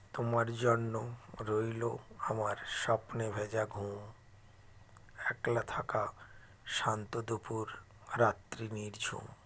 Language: Bangla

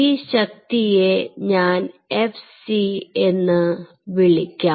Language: Malayalam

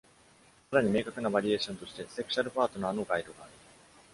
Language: Japanese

